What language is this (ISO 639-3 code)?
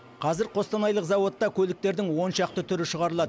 kaz